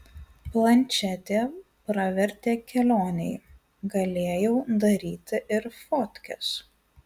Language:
Lithuanian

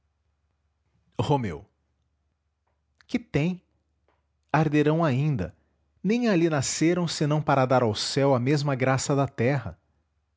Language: Portuguese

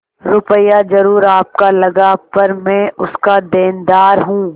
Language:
Hindi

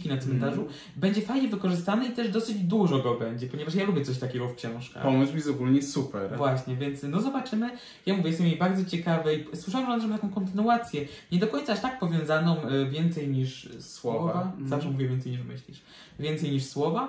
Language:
Polish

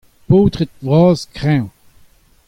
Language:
Breton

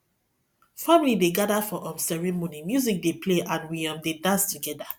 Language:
Nigerian Pidgin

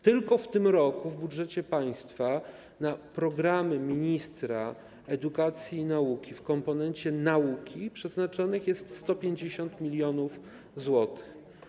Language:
Polish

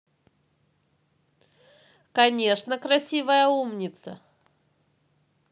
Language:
Russian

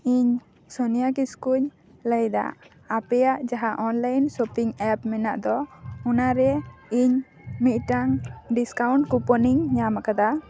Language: Santali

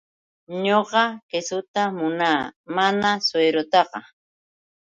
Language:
Yauyos Quechua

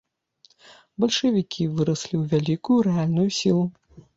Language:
Belarusian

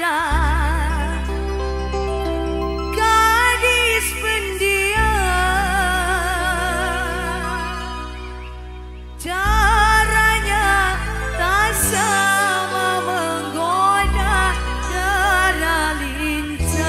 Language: Indonesian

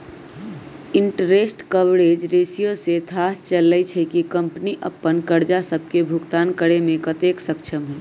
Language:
Magahi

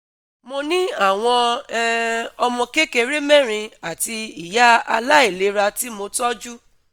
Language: Yoruba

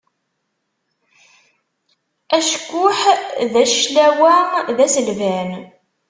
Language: Kabyle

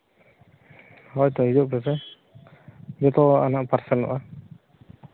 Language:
Santali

